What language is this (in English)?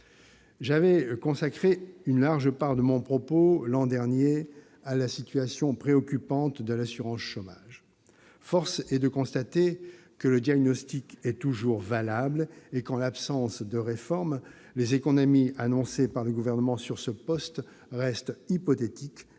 French